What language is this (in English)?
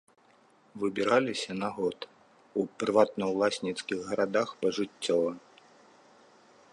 Belarusian